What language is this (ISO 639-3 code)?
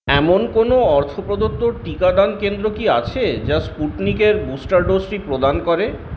ben